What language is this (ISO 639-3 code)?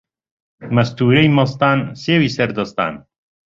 ckb